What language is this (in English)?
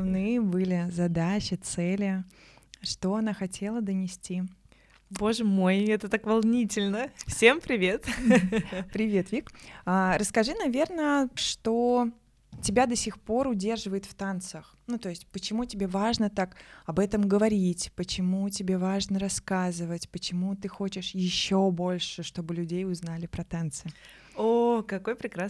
Russian